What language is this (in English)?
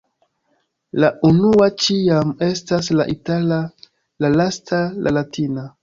Esperanto